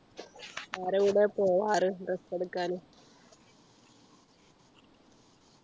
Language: Malayalam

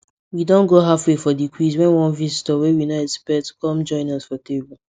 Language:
Nigerian Pidgin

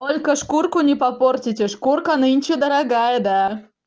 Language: Russian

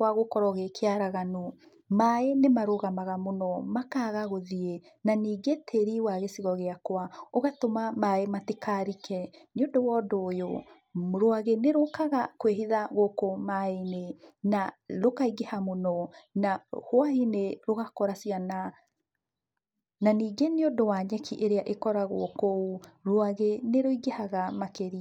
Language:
Kikuyu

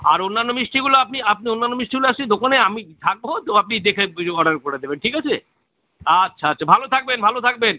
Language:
Bangla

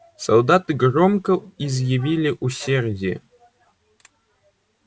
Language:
Russian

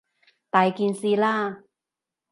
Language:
Cantonese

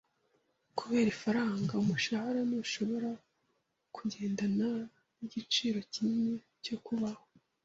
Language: Kinyarwanda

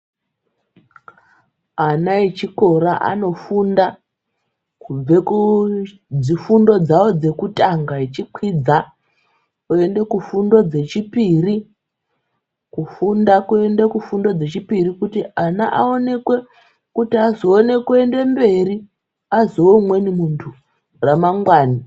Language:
Ndau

